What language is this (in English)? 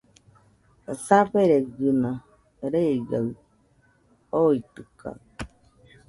Nüpode Huitoto